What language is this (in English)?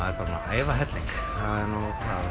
Icelandic